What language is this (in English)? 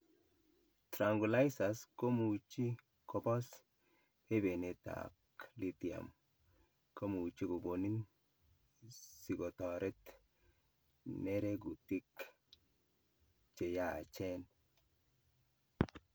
Kalenjin